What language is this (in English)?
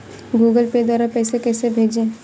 Hindi